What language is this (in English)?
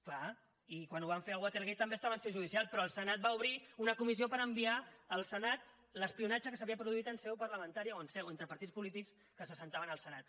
Catalan